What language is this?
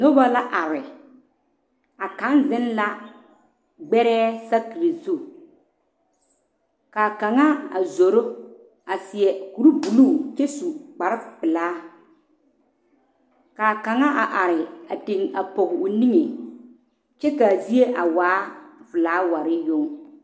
Southern Dagaare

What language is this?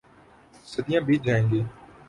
Urdu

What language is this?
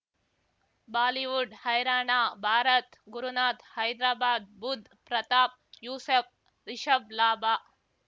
Kannada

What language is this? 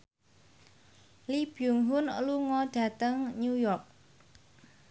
Javanese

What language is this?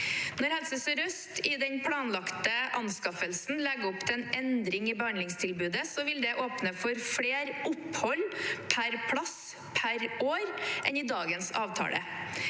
Norwegian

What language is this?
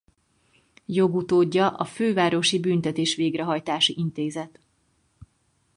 Hungarian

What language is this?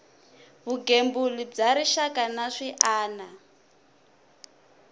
Tsonga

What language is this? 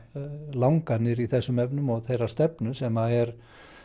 Icelandic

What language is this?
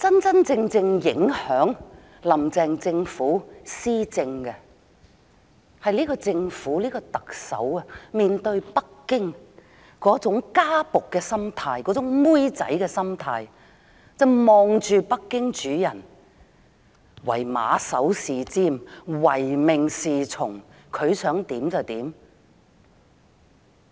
Cantonese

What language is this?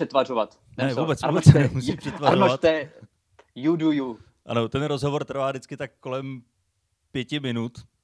Czech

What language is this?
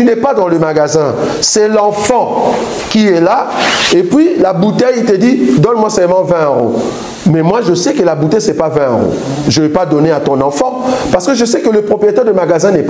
French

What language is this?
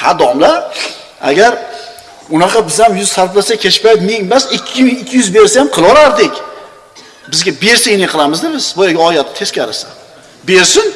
Turkish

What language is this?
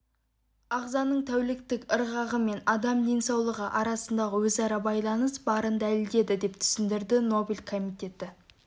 Kazakh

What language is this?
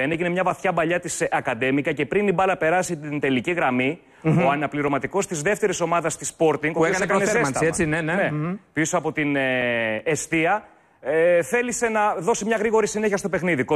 Greek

